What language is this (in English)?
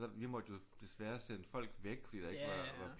Danish